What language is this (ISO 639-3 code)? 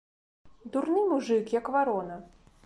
bel